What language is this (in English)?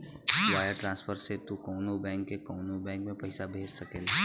Bhojpuri